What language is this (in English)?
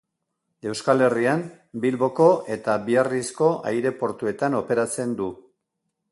Basque